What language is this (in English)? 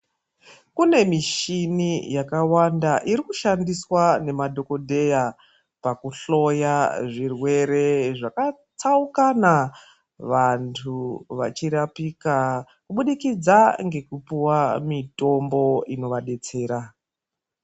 Ndau